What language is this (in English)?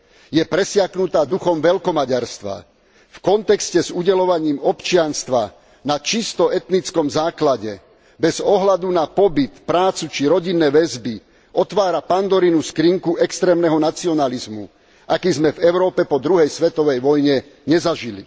Slovak